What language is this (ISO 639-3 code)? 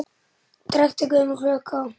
isl